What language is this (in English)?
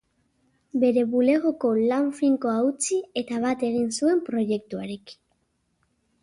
Basque